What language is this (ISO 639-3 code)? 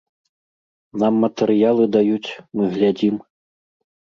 bel